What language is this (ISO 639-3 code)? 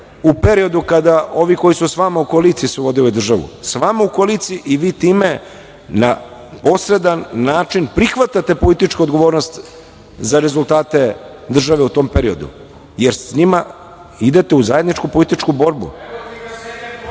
srp